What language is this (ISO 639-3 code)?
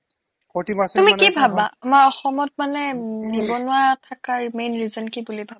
asm